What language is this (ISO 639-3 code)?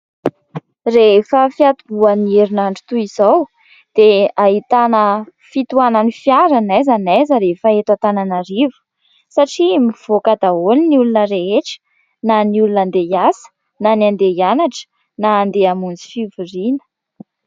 mlg